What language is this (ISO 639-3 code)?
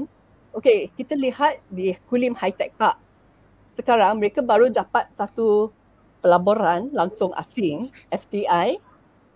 msa